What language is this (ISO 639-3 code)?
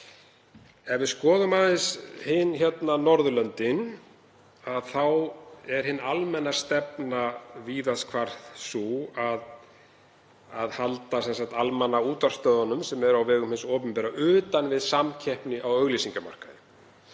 isl